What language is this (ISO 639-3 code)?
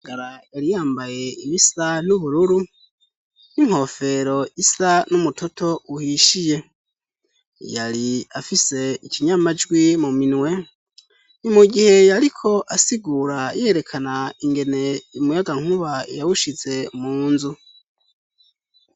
run